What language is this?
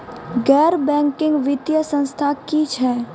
Maithili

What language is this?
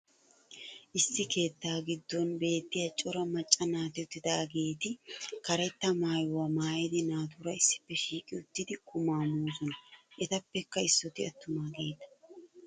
Wolaytta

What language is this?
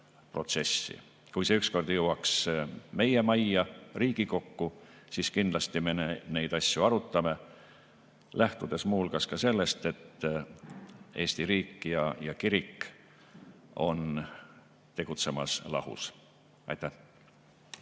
Estonian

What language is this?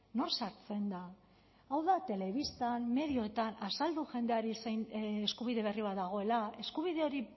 Basque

